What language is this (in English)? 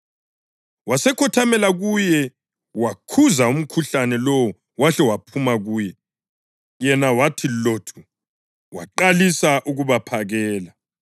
North Ndebele